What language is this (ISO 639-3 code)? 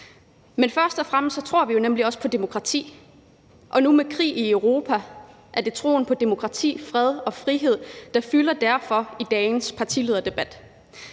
dan